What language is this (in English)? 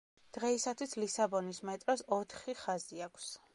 Georgian